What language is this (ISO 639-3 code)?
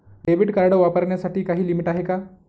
mar